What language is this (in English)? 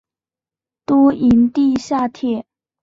Chinese